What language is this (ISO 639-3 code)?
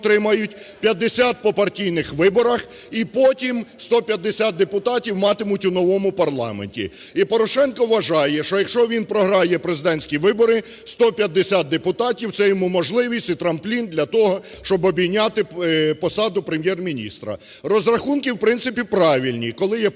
ukr